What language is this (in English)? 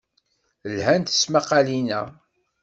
Kabyle